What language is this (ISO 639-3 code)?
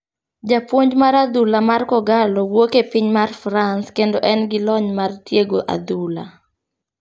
luo